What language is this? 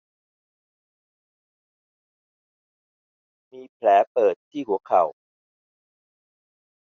Thai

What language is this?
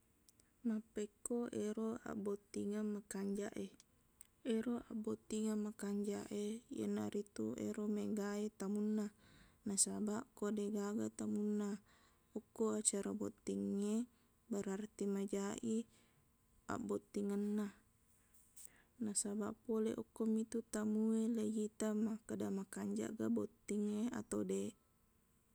Buginese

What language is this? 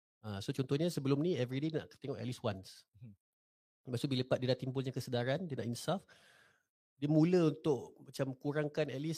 Malay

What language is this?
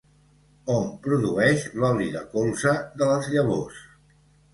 Catalan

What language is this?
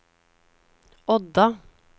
Norwegian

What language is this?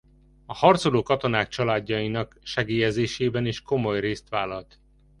Hungarian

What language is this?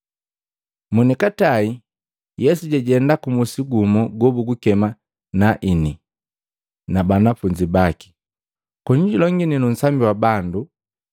Matengo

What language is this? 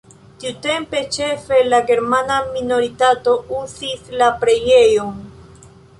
Esperanto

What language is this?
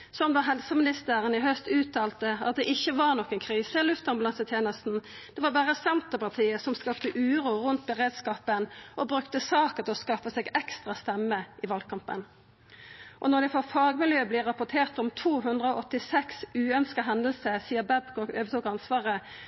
Norwegian Nynorsk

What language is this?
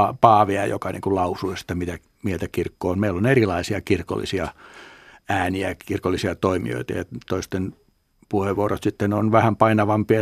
Finnish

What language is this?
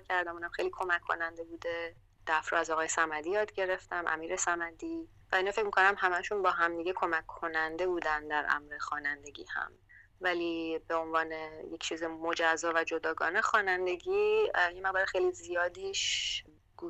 Persian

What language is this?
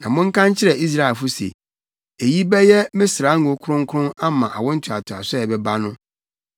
Akan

